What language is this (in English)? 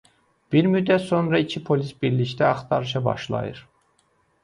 Azerbaijani